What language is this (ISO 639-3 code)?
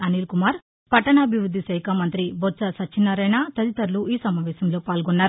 tel